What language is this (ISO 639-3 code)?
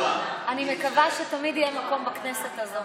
heb